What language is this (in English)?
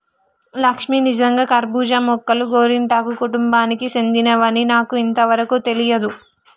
Telugu